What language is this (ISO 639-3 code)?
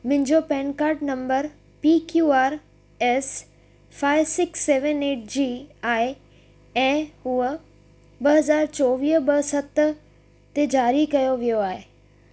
snd